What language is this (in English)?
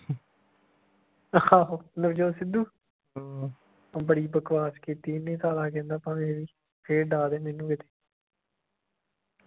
Punjabi